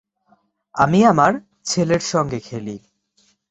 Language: Bangla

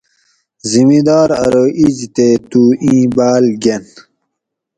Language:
Gawri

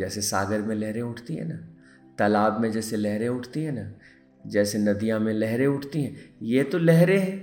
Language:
Hindi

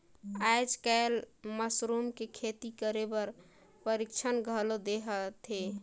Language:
Chhattisgarhi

